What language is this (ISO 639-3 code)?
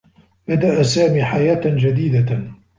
ara